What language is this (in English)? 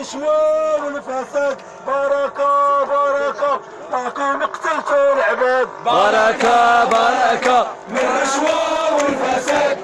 Arabic